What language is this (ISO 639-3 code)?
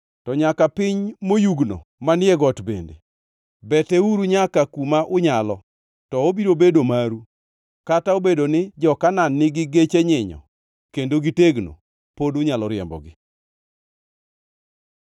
luo